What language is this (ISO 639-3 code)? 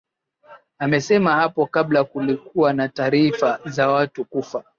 swa